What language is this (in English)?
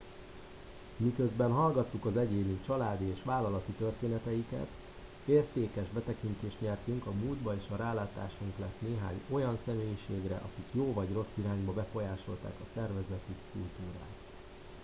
Hungarian